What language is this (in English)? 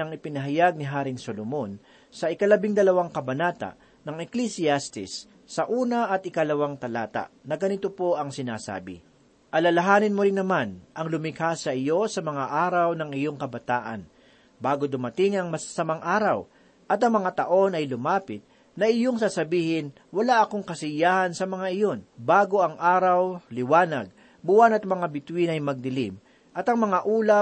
Filipino